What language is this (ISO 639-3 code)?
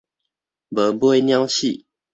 nan